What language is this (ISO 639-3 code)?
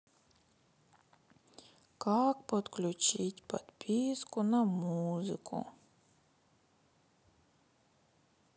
rus